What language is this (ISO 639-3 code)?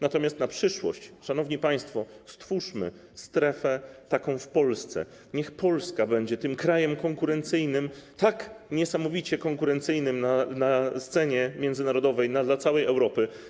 pol